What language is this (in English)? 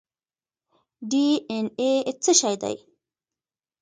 Pashto